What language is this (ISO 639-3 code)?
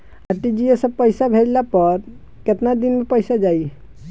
bho